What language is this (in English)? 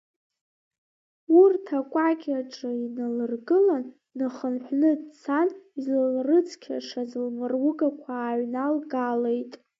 Abkhazian